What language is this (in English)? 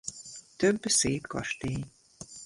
Hungarian